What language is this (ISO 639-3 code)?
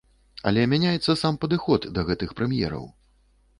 bel